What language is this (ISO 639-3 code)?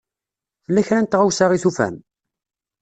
kab